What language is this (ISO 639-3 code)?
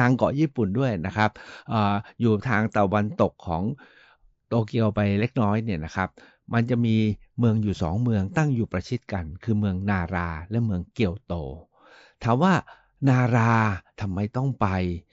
tha